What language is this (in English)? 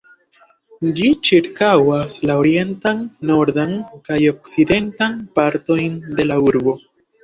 Esperanto